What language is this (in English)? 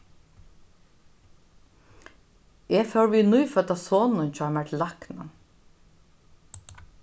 Faroese